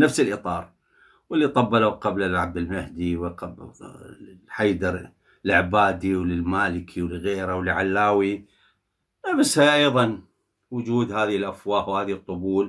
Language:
Arabic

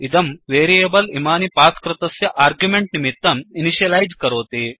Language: Sanskrit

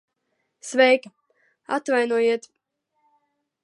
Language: Latvian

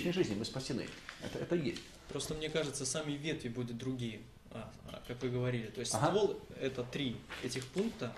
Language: Russian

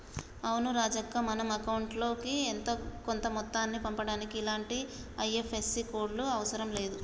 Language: Telugu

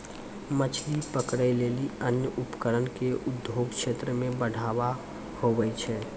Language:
Maithili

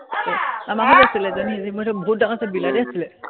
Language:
Assamese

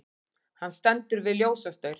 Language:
Icelandic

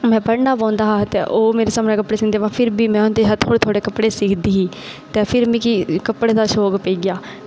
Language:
Dogri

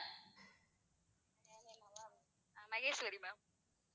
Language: Tamil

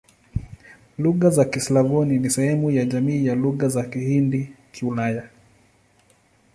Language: Swahili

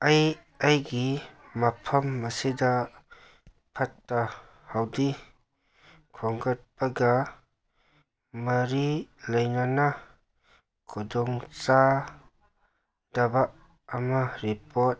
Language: Manipuri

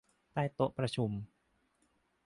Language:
Thai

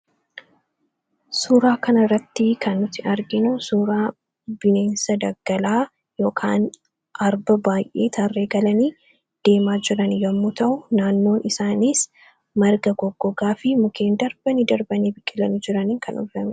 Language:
Oromo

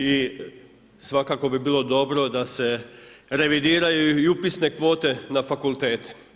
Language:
Croatian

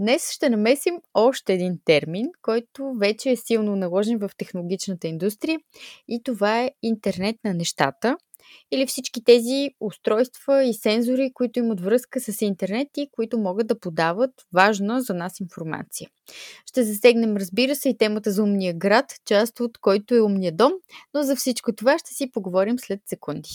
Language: Bulgarian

